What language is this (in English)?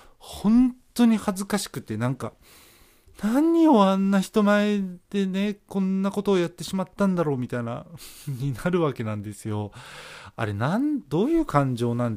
Japanese